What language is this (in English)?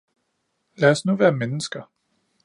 Danish